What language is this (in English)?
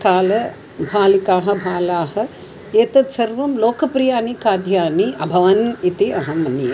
Sanskrit